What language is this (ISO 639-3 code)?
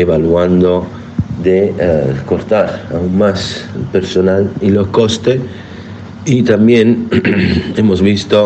spa